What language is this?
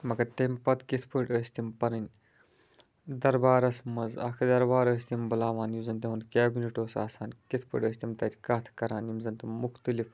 Kashmiri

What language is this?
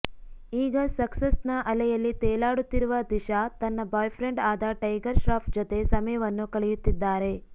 Kannada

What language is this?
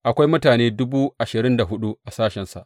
Hausa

